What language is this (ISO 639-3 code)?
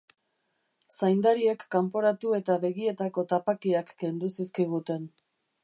eus